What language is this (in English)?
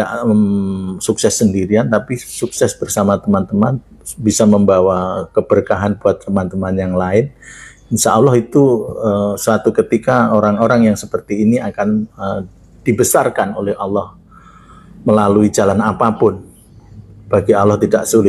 Indonesian